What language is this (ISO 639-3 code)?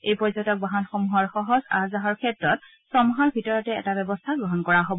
asm